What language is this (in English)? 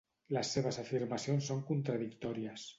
Catalan